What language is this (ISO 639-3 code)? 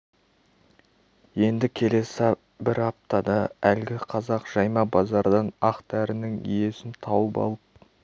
kaz